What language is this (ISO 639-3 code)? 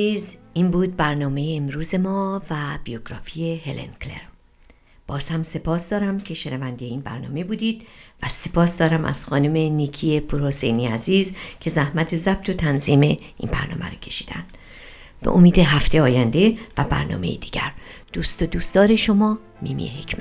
fas